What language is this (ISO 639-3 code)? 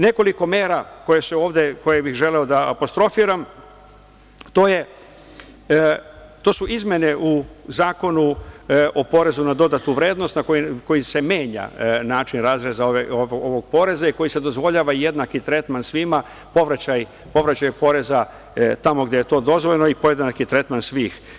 srp